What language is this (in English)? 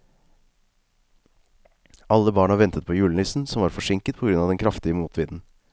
Norwegian